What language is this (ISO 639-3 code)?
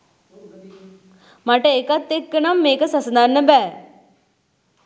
sin